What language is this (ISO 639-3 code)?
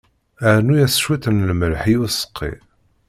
kab